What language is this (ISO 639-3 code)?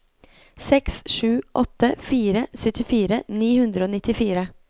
nor